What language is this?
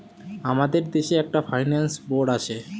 Bangla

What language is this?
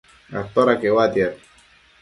Matsés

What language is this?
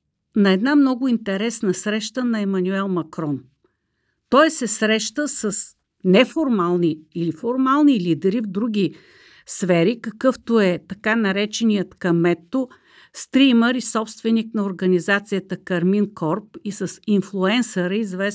Bulgarian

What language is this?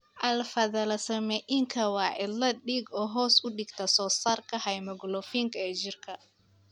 Somali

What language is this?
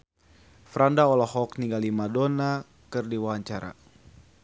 Sundanese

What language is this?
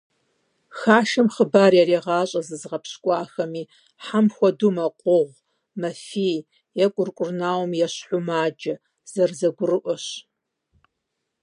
Kabardian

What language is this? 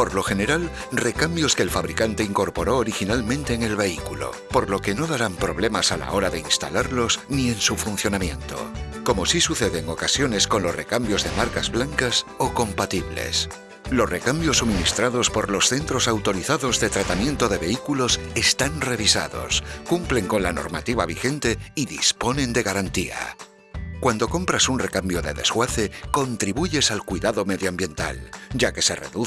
Spanish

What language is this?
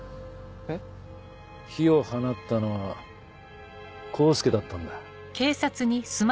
Japanese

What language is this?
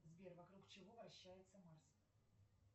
Russian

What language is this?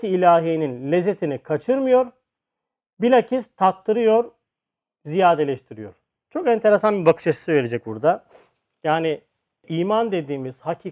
Turkish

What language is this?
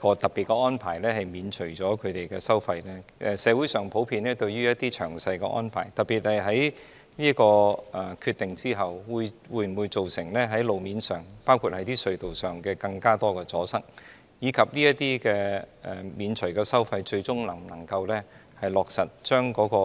Cantonese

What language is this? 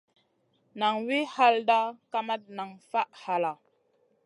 Masana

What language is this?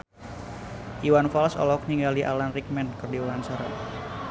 Sundanese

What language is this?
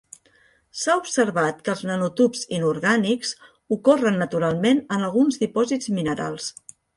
Catalan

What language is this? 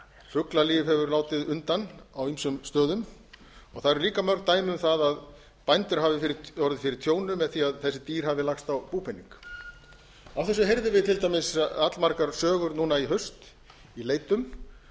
Icelandic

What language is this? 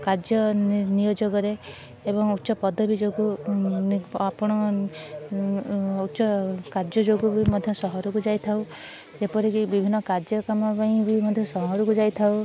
Odia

